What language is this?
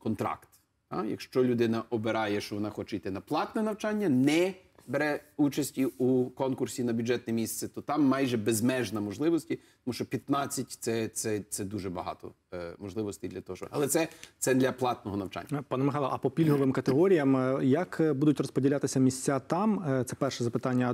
Ukrainian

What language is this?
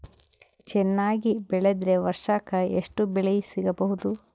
Kannada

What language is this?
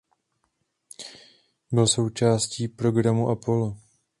Czech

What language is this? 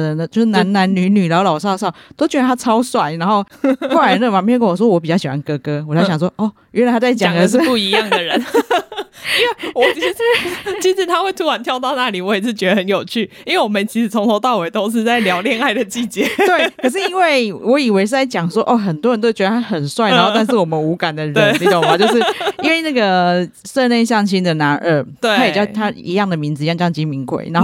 Chinese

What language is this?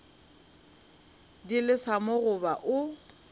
Northern Sotho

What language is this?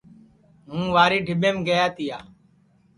Sansi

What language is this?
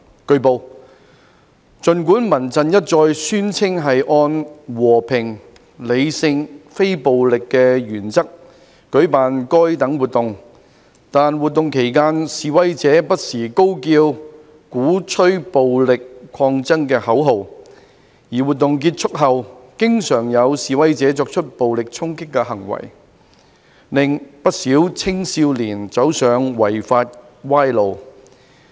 Cantonese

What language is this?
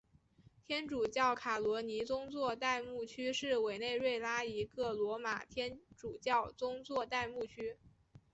Chinese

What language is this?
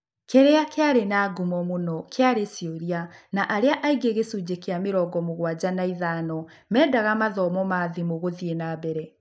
Kikuyu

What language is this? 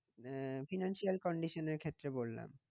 Bangla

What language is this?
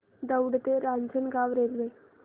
Marathi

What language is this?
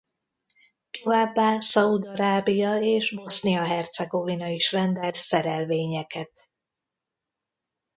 Hungarian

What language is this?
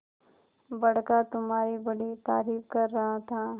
Hindi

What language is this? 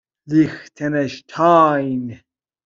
Persian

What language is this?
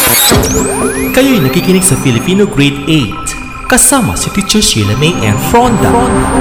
Filipino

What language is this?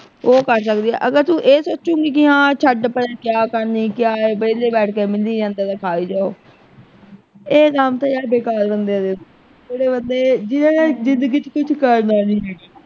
Punjabi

